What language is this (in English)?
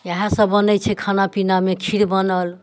Maithili